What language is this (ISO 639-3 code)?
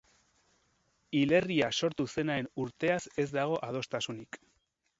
eus